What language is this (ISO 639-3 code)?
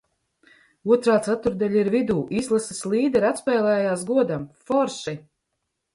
lav